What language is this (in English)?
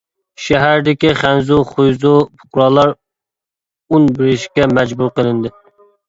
Uyghur